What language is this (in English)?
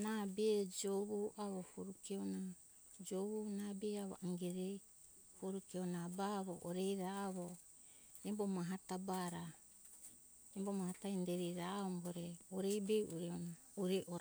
Hunjara-Kaina Ke